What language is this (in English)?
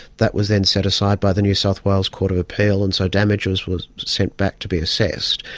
English